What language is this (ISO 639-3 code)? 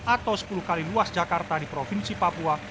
ind